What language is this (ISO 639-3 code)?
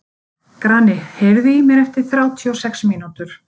isl